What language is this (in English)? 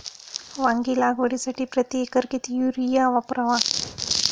Marathi